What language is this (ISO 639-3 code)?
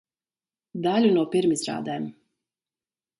lav